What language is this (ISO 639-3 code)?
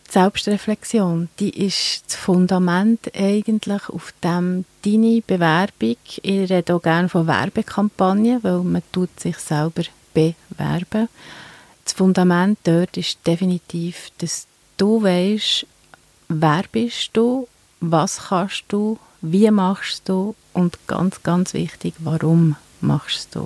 deu